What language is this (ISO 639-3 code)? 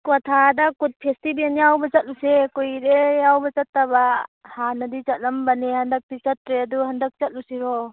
mni